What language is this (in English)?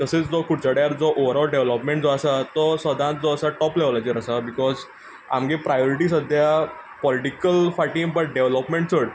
Konkani